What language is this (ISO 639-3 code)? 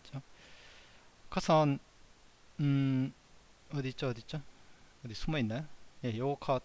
kor